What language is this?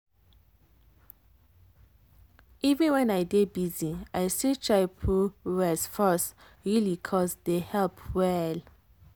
Nigerian Pidgin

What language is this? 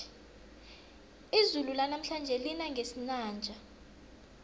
South Ndebele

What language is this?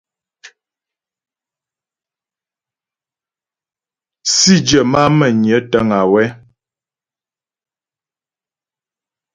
Ghomala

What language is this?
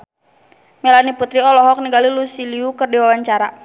Sundanese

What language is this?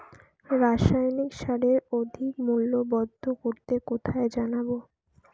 Bangla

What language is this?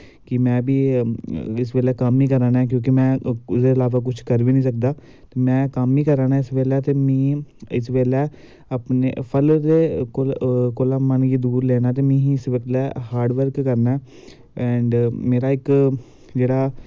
Dogri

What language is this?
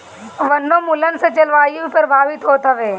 Bhojpuri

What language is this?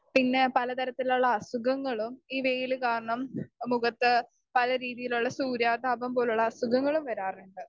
Malayalam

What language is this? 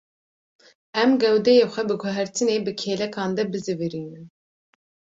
Kurdish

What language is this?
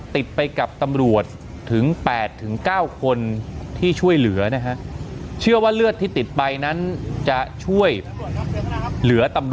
Thai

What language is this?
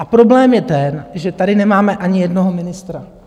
Czech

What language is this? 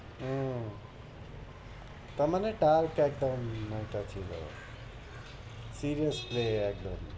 Bangla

